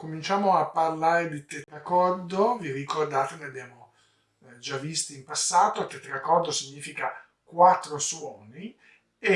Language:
Italian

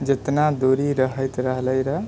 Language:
Maithili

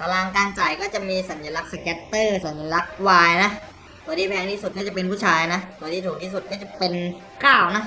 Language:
Thai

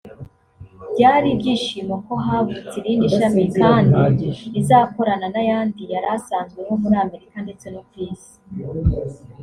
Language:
Kinyarwanda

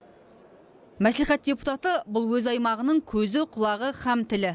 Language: Kazakh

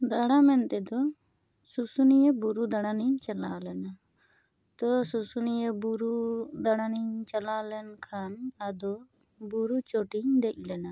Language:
Santali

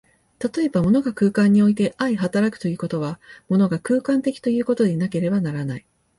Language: Japanese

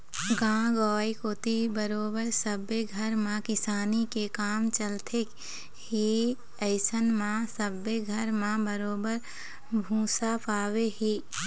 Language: Chhattisgarhi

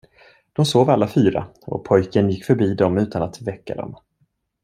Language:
Swedish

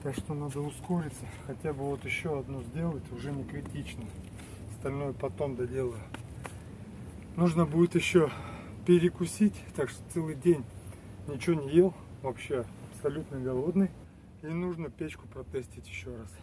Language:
Russian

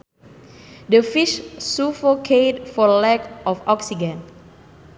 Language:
Sundanese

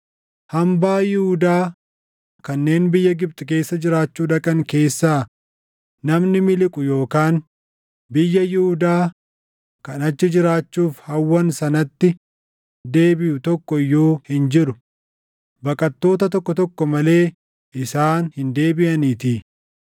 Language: Oromo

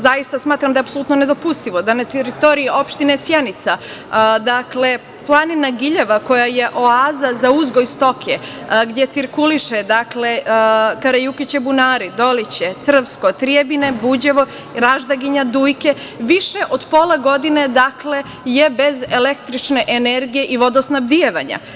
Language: Serbian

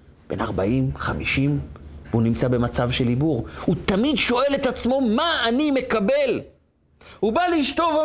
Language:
Hebrew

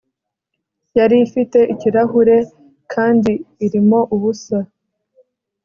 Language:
Kinyarwanda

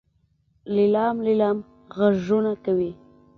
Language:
Pashto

